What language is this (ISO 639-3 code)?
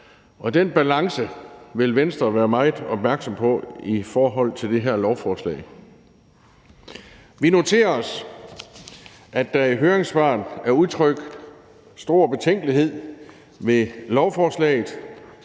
dan